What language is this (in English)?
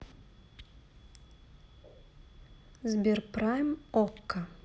Russian